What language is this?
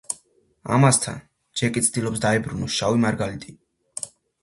Georgian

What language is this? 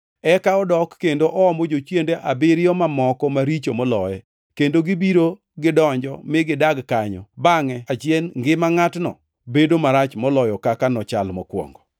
Luo (Kenya and Tanzania)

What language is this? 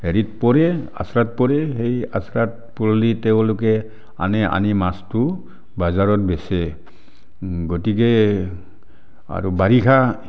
Assamese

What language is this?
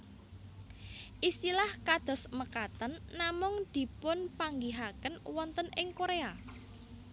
Javanese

